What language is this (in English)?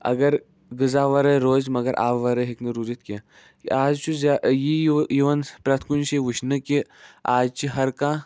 Kashmiri